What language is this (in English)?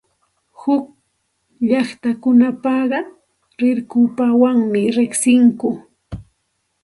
Santa Ana de Tusi Pasco Quechua